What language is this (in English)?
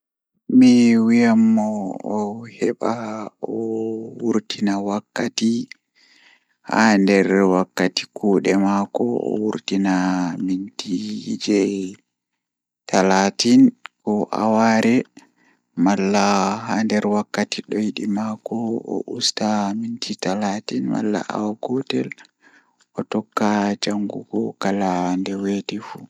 Fula